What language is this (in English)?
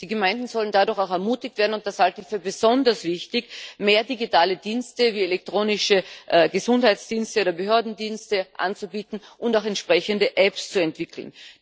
German